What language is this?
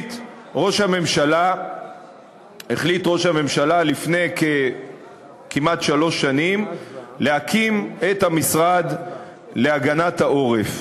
Hebrew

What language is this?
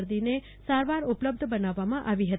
Gujarati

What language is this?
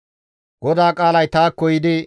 Gamo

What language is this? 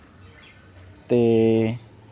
Dogri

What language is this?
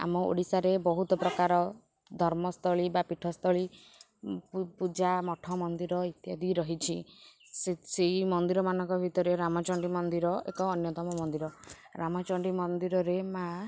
Odia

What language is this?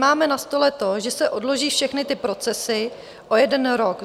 Czech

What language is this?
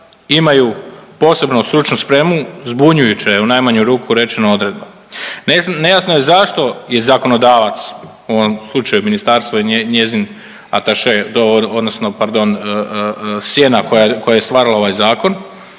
Croatian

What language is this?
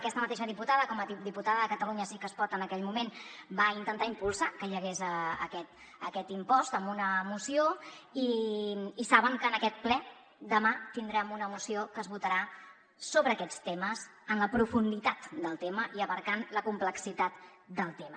Catalan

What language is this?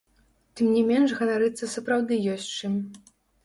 Belarusian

